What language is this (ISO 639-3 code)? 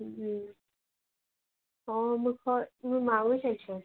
ori